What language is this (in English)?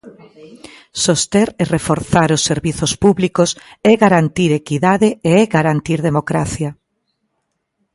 Galician